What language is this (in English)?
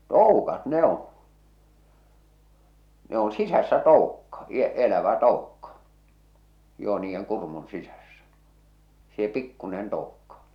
Finnish